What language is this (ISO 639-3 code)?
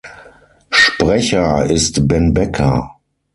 deu